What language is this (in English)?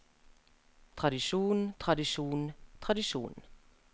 Norwegian